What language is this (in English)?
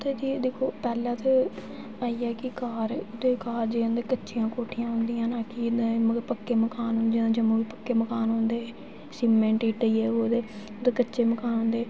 Dogri